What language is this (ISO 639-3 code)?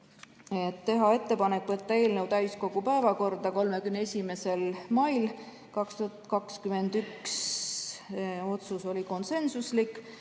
est